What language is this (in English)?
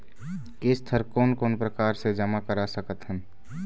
Chhattisgarhi